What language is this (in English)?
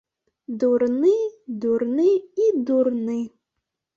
Belarusian